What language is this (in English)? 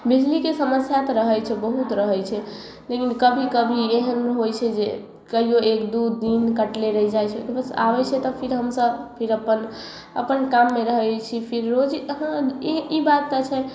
Maithili